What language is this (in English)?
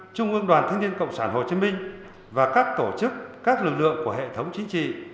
Vietnamese